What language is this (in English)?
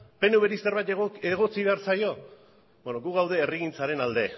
Basque